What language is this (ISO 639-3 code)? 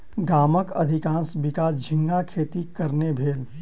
mai